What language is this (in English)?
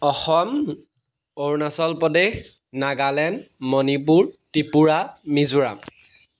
Assamese